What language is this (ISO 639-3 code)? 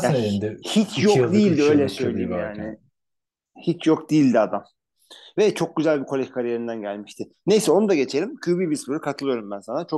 tur